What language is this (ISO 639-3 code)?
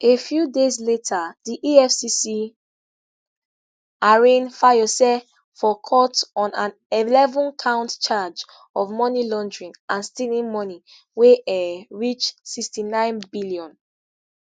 pcm